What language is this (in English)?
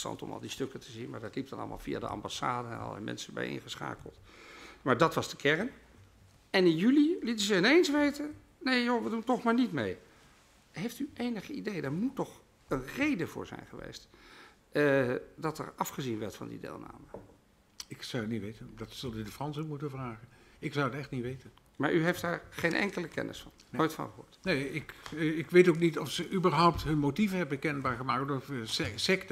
Dutch